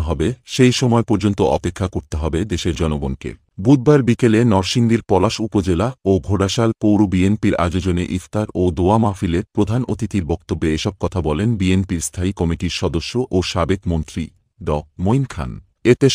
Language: Romanian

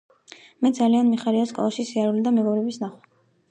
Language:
Georgian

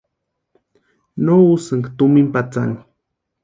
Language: Western Highland Purepecha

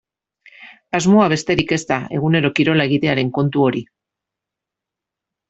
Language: Basque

